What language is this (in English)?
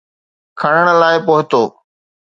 Sindhi